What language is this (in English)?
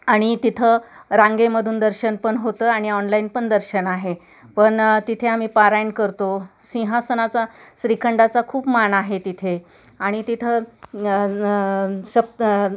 Marathi